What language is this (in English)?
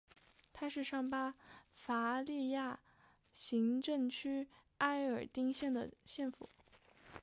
Chinese